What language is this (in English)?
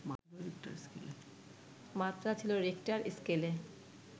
Bangla